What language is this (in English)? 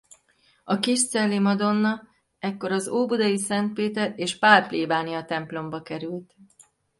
Hungarian